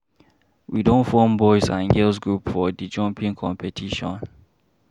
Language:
Nigerian Pidgin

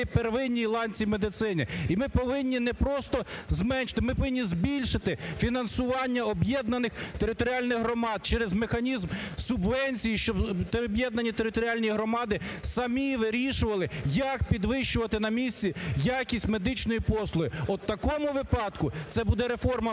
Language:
Ukrainian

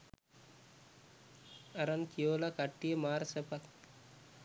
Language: Sinhala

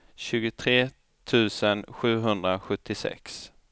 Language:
Swedish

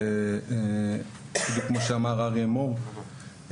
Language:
Hebrew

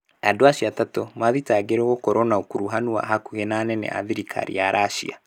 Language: Kikuyu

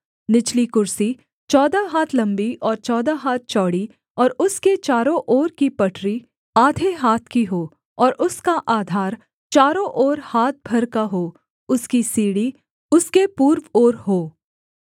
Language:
Hindi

